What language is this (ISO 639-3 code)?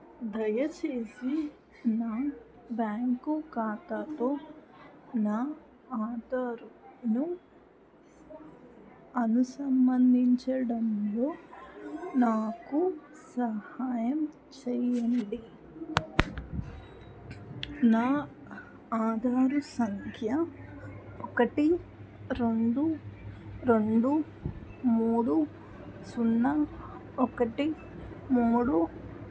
tel